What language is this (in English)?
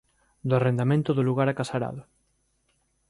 Galician